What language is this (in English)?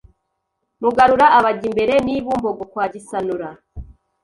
Kinyarwanda